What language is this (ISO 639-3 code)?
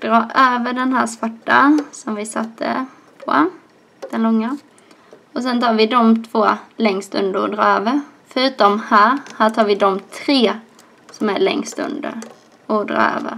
swe